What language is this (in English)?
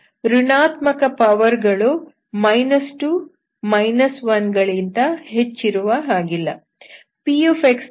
Kannada